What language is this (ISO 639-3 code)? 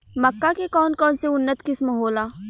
bho